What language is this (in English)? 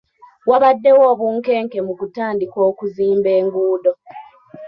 Ganda